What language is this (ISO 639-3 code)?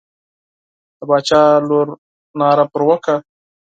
pus